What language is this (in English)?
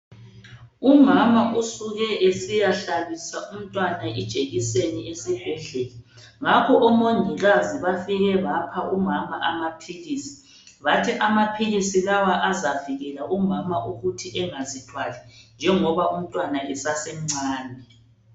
North Ndebele